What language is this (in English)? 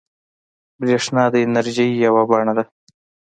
Pashto